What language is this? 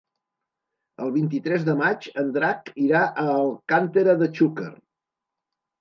Catalan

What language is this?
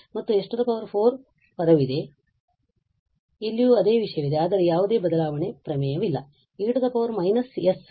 Kannada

